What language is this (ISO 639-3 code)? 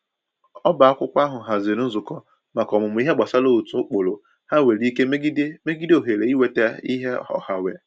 ibo